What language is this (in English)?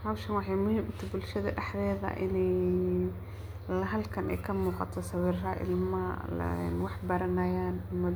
Somali